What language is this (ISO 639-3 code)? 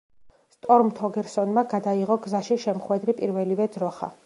kat